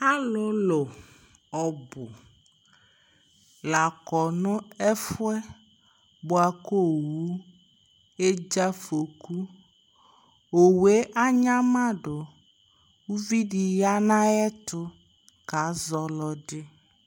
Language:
Ikposo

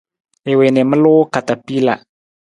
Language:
Nawdm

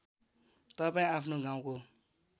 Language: Nepali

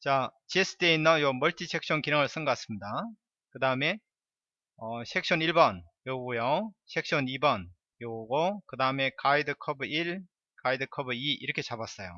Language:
Korean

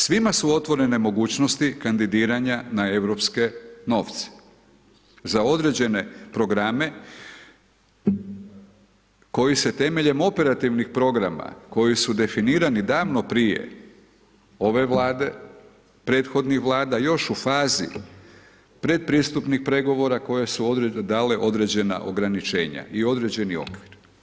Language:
Croatian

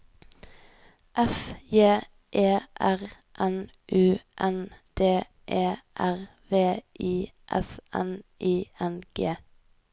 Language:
Norwegian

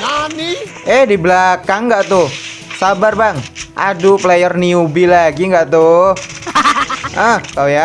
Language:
Indonesian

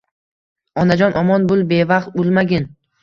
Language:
Uzbek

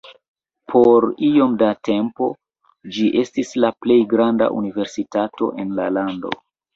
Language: Esperanto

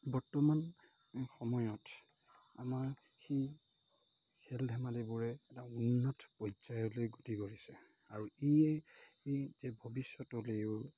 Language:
Assamese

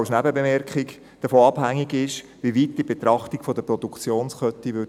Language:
Swiss German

